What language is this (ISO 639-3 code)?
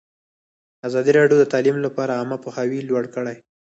pus